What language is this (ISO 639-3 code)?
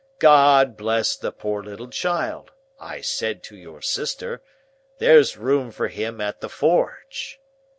eng